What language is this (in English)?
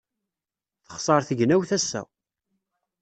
Kabyle